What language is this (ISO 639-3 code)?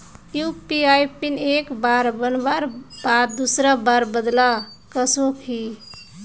mag